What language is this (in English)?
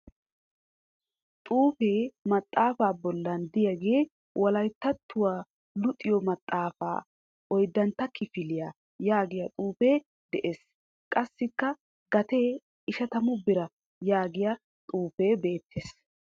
Wolaytta